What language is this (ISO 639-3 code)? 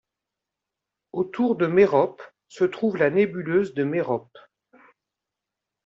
fra